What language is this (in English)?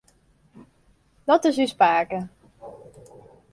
Western Frisian